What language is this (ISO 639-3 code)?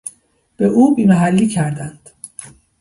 fas